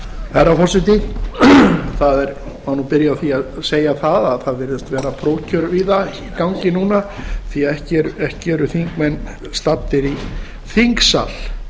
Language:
Icelandic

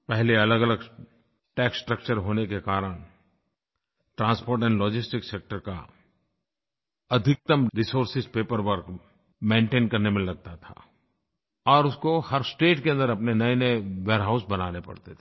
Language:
Hindi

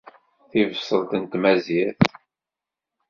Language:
Kabyle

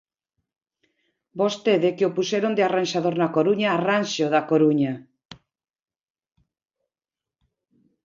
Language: Galician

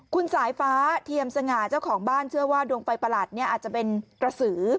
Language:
Thai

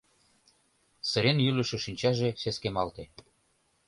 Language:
Mari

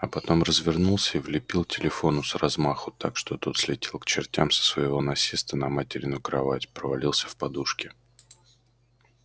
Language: Russian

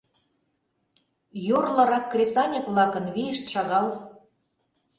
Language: Mari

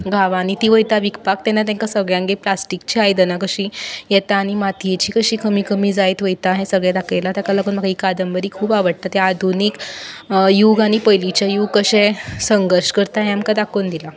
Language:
Konkani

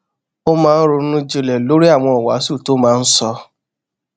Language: Yoruba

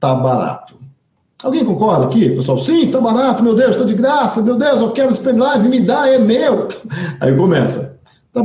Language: Portuguese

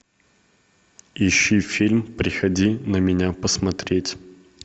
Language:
Russian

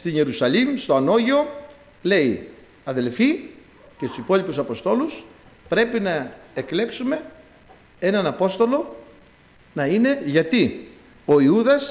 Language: Greek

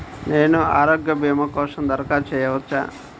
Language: Telugu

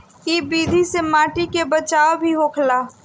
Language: Bhojpuri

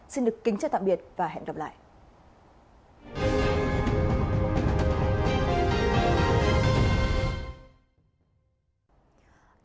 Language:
Vietnamese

